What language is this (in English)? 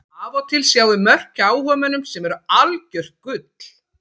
Icelandic